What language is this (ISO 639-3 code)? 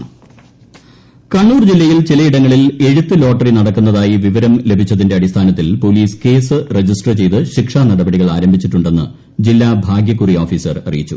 mal